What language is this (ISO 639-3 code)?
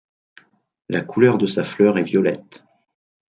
fra